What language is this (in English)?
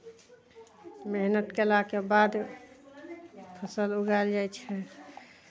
Maithili